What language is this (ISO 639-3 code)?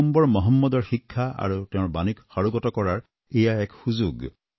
asm